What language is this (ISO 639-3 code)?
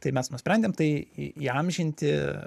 lit